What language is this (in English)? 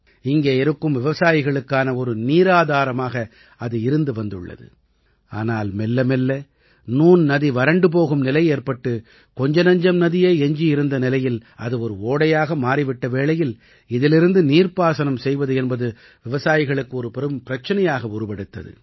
Tamil